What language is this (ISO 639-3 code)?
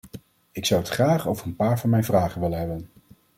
nld